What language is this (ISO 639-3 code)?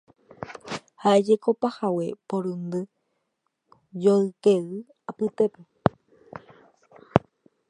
grn